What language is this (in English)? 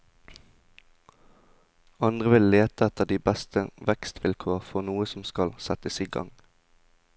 Norwegian